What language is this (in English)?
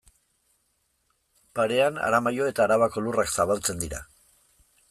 Basque